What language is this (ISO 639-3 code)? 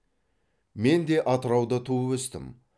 kaz